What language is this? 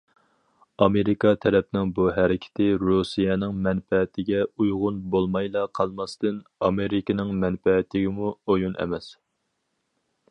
Uyghur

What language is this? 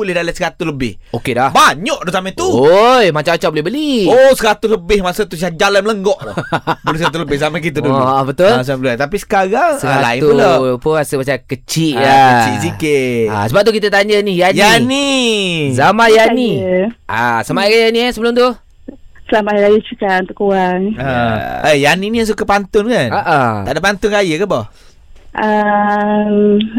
Malay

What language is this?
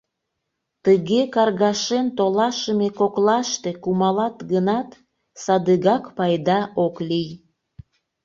Mari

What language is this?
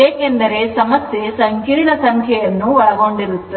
Kannada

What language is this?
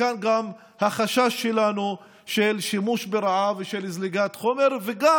Hebrew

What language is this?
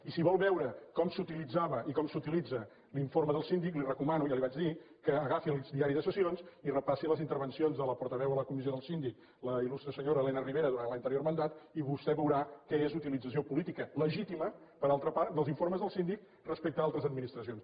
Catalan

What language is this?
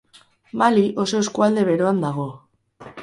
Basque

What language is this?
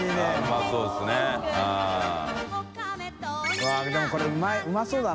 Japanese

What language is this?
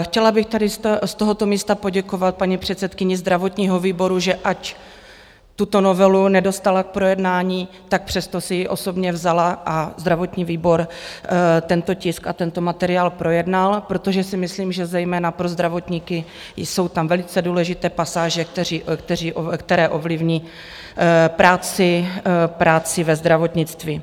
Czech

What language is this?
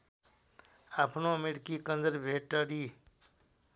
Nepali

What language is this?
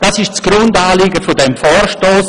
Swiss German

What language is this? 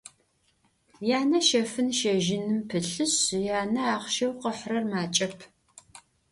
Adyghe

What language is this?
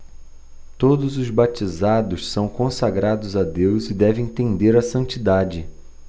Portuguese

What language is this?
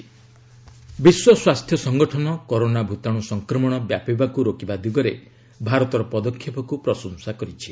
Odia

